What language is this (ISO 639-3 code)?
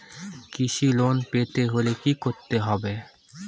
ben